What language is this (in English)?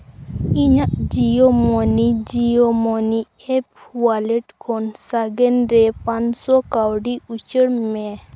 Santali